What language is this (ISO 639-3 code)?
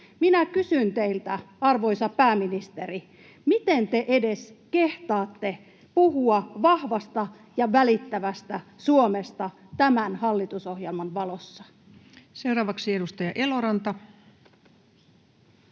fin